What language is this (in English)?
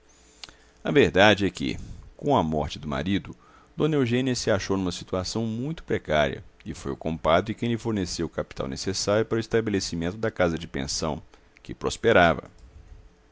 Portuguese